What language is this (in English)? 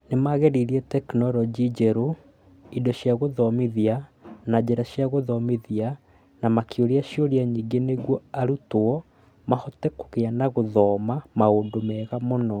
Kikuyu